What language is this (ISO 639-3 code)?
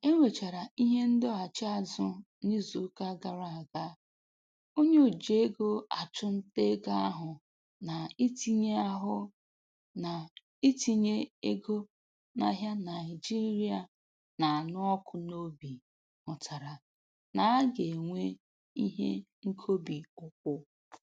ibo